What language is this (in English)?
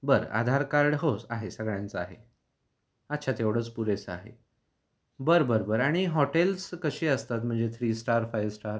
Marathi